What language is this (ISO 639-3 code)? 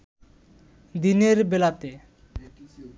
ben